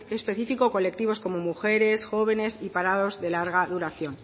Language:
Spanish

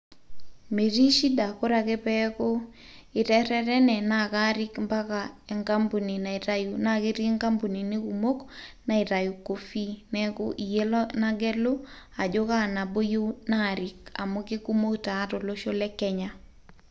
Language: Masai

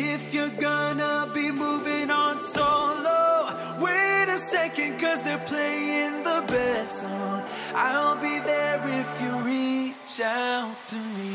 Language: Portuguese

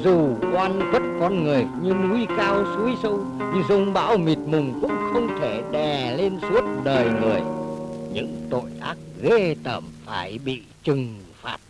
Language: Vietnamese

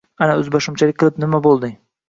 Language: Uzbek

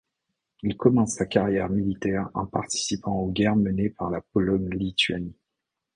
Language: French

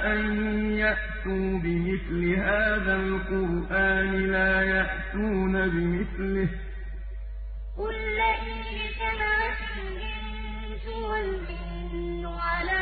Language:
Arabic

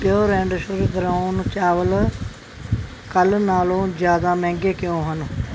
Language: Punjabi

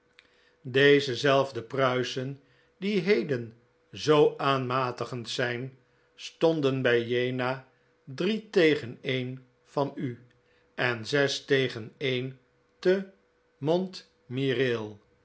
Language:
Dutch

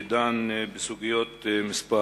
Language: Hebrew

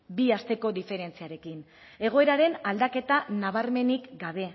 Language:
Basque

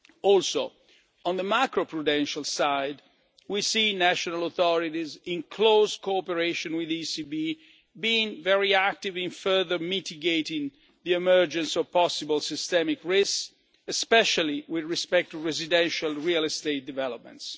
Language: English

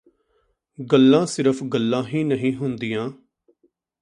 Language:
Punjabi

